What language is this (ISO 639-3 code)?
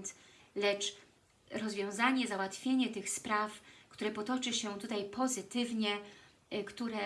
pol